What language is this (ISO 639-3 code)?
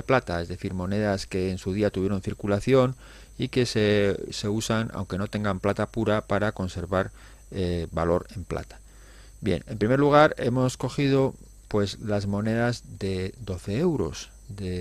spa